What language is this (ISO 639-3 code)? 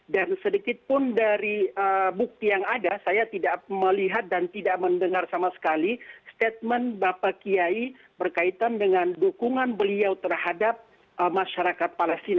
ind